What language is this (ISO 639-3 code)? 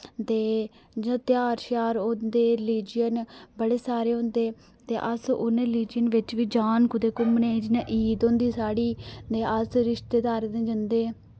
doi